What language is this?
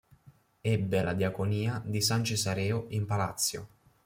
Italian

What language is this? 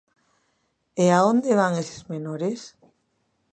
Galician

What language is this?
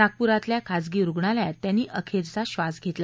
Marathi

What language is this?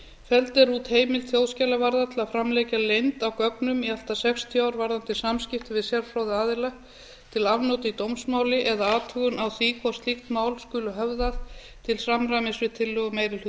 Icelandic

